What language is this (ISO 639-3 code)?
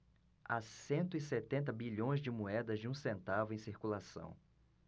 por